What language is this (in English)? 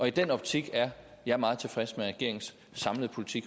Danish